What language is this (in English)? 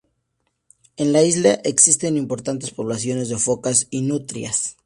Spanish